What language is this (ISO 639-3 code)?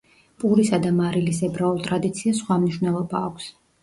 kat